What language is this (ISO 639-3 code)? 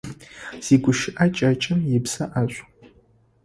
ady